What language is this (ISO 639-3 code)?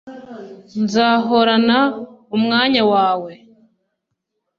kin